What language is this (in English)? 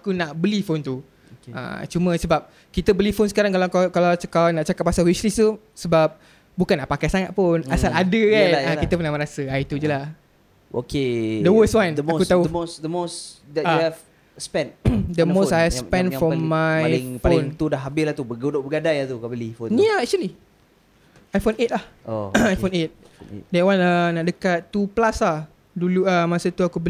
Malay